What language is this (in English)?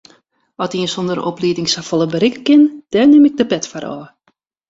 Western Frisian